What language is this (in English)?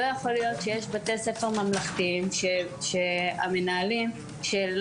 Hebrew